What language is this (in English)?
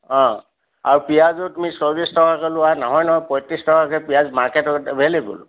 Assamese